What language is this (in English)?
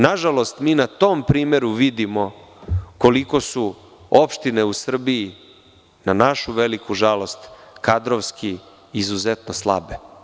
Serbian